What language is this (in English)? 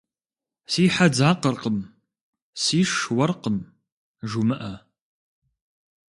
Kabardian